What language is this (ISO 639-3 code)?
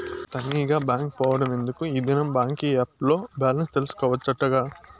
tel